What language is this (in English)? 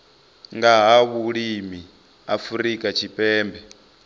Venda